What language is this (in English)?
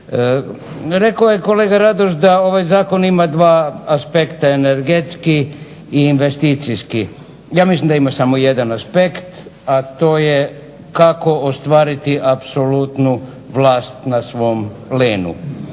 Croatian